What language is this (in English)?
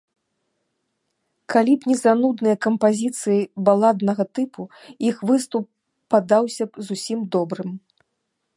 Belarusian